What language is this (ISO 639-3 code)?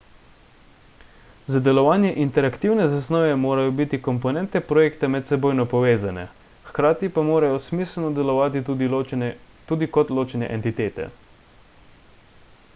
slv